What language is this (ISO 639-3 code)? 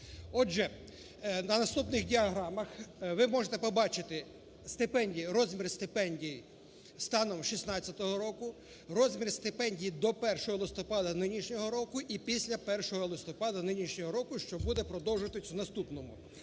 ukr